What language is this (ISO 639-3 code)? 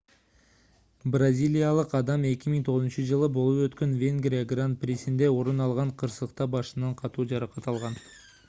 kir